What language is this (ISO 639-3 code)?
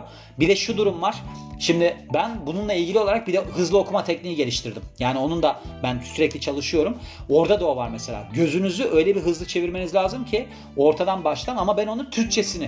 tur